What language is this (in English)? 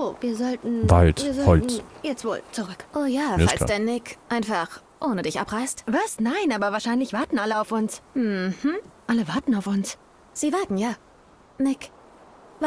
German